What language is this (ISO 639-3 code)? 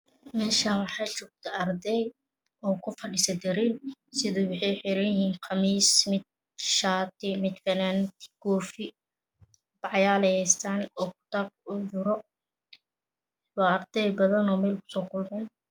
som